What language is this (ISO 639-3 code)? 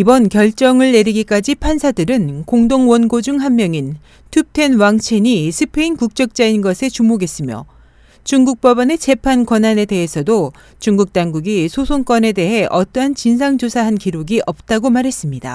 kor